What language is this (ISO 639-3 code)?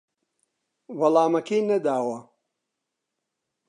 ckb